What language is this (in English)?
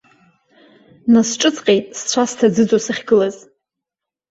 Abkhazian